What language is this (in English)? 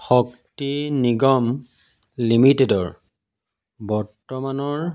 Assamese